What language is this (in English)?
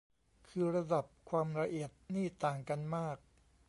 Thai